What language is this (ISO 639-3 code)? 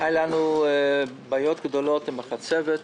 heb